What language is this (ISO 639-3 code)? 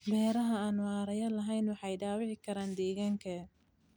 som